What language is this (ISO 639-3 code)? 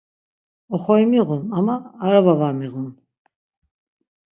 lzz